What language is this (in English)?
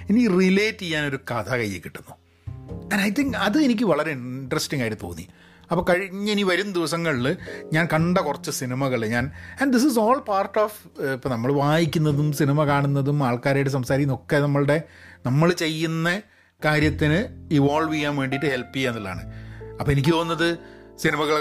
Malayalam